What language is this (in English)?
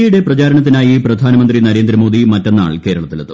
Malayalam